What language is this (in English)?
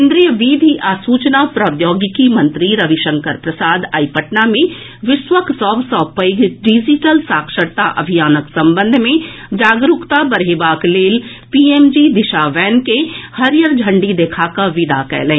Maithili